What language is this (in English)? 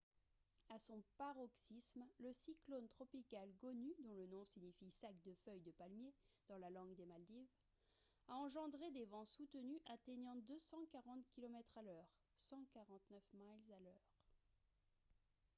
French